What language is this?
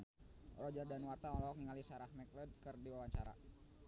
Sundanese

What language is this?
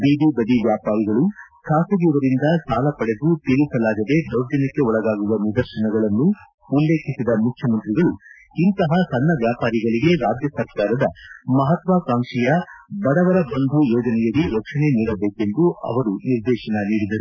Kannada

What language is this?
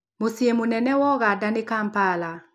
Kikuyu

